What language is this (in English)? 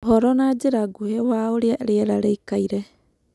Kikuyu